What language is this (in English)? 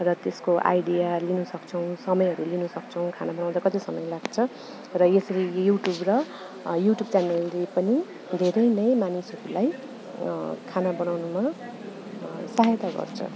Nepali